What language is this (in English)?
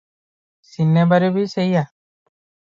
Odia